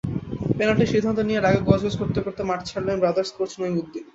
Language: Bangla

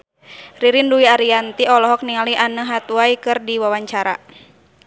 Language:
Sundanese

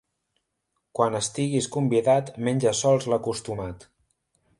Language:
Catalan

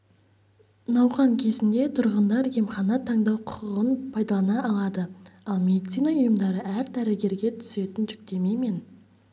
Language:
Kazakh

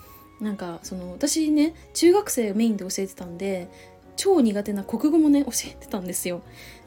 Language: Japanese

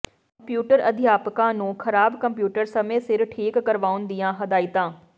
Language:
Punjabi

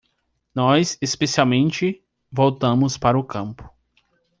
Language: Portuguese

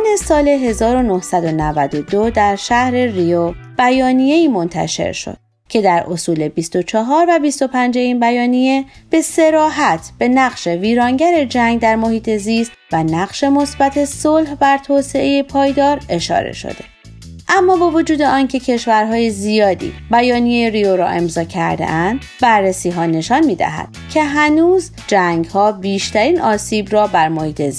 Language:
Persian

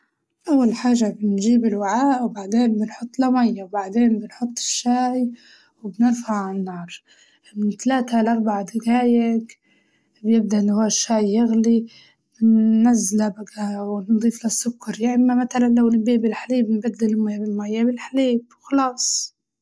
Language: Libyan Arabic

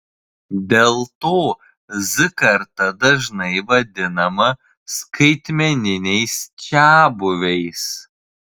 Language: Lithuanian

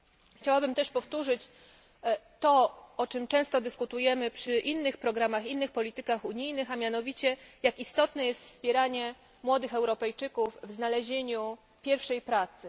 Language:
Polish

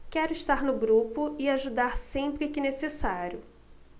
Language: Portuguese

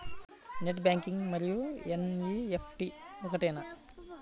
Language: Telugu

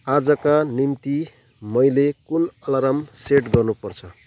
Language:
Nepali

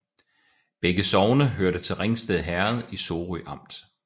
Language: Danish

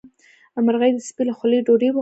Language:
Pashto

